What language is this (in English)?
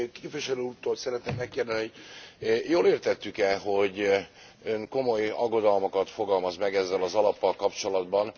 Hungarian